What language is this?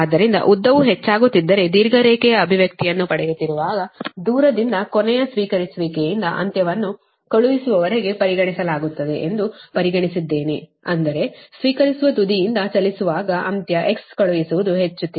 Kannada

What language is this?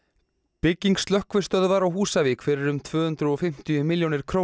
Icelandic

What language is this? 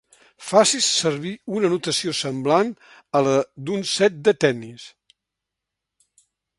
Catalan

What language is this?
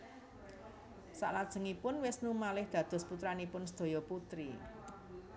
Javanese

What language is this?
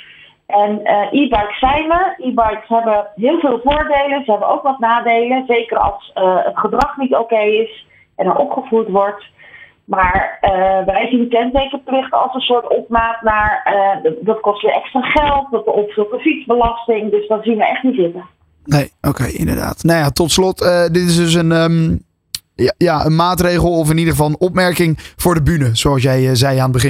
Dutch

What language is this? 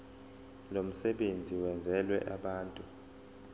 Zulu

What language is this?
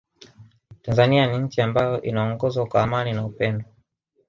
Swahili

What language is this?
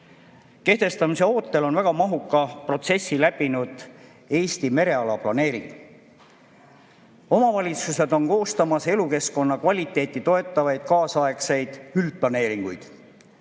Estonian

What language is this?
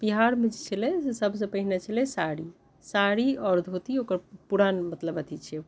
Maithili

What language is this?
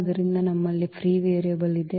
Kannada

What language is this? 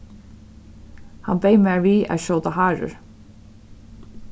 Faroese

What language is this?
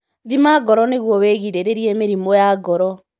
Kikuyu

